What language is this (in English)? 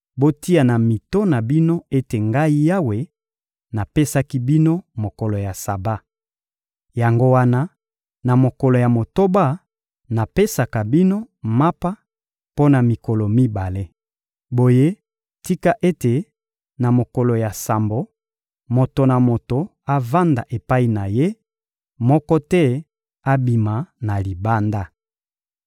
Lingala